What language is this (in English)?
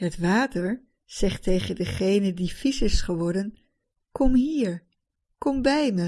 Dutch